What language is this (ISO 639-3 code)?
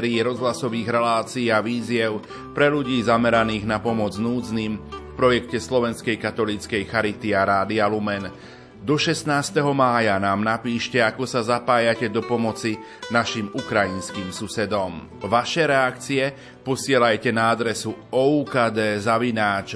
slk